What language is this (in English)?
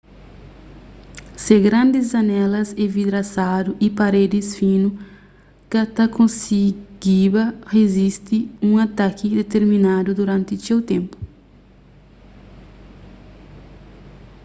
Kabuverdianu